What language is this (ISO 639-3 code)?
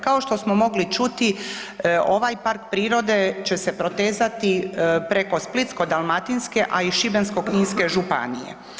hrv